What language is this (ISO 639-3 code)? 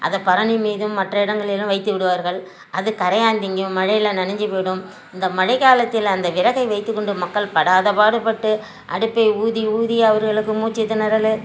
tam